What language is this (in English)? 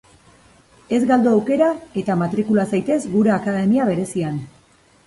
Basque